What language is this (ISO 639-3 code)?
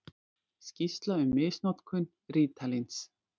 isl